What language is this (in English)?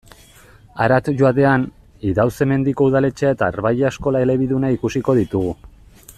Basque